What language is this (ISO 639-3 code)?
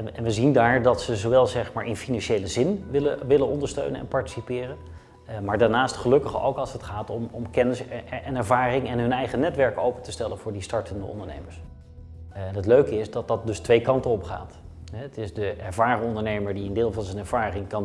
nld